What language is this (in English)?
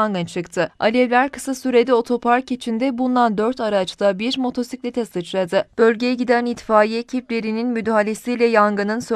Turkish